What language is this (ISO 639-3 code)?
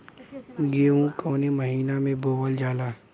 bho